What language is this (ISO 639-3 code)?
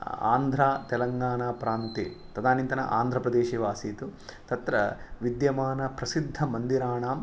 san